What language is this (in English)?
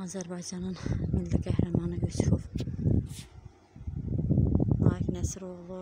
Turkish